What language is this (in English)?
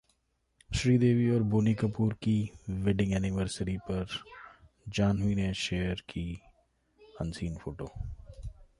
Hindi